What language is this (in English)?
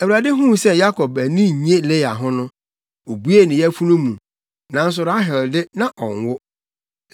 Akan